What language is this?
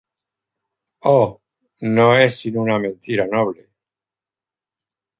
Spanish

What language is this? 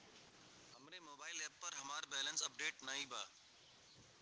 Bhojpuri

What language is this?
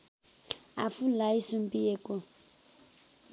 Nepali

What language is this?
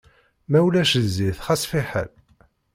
Kabyle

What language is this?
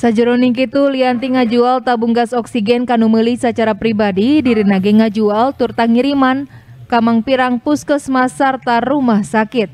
Indonesian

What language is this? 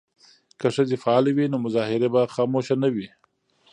Pashto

